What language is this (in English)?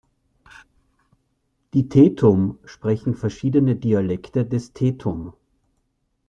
German